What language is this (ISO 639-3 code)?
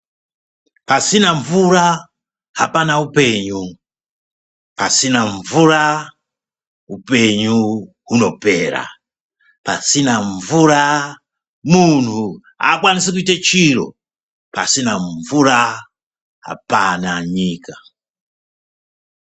ndc